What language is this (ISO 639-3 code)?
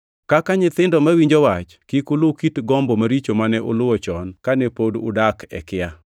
luo